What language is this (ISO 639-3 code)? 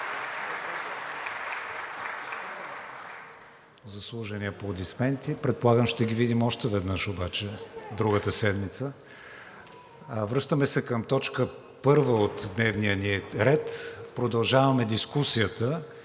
bul